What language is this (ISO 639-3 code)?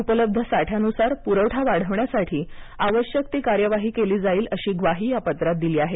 mar